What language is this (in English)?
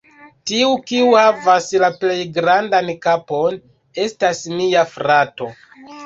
Esperanto